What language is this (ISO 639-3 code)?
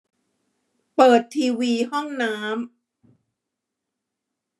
tha